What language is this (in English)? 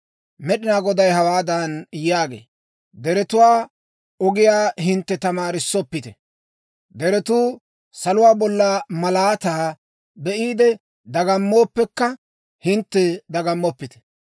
Dawro